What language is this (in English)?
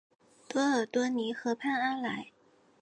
Chinese